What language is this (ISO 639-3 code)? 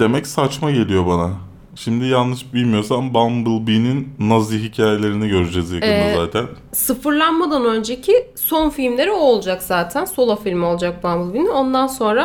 tur